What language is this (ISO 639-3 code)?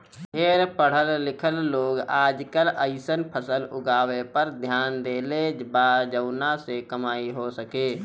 bho